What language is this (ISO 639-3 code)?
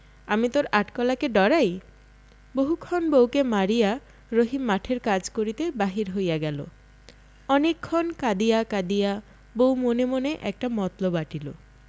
ben